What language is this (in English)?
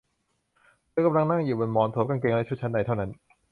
Thai